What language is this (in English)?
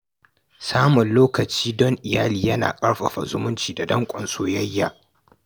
Hausa